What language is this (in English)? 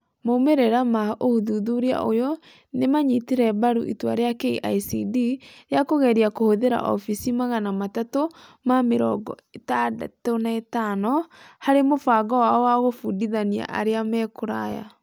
Kikuyu